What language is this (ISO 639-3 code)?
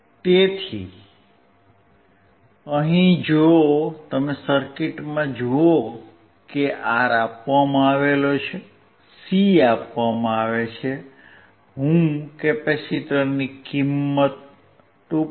guj